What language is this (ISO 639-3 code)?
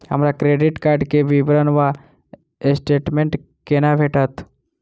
mai